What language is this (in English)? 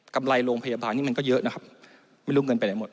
Thai